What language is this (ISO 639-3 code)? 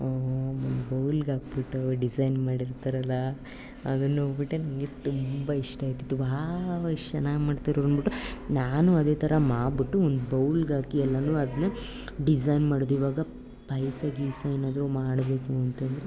kan